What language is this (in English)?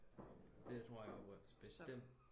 Danish